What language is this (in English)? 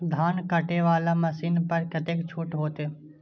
Maithili